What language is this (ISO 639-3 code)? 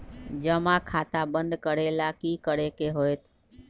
mag